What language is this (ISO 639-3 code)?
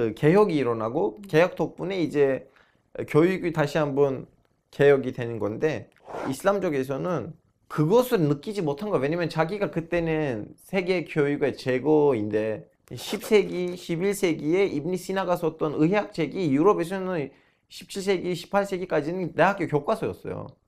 kor